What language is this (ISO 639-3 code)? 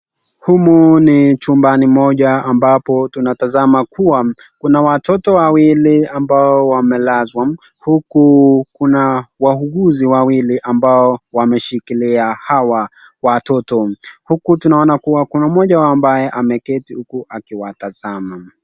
swa